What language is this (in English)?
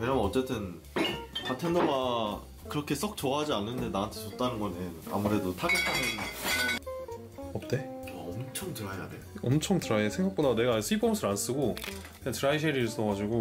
Korean